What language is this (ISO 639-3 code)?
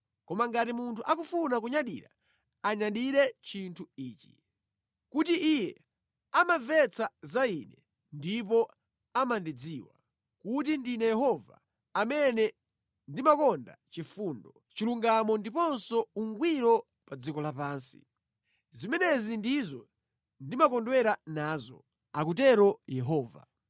nya